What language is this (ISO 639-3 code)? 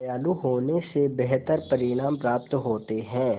hin